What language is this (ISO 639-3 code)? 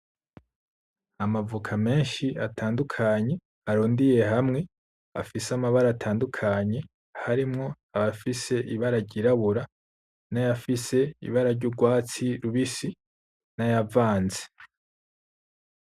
run